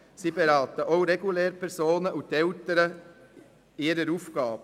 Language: Swiss German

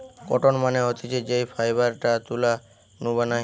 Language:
Bangla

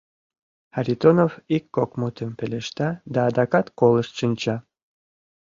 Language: Mari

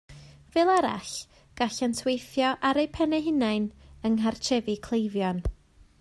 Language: Welsh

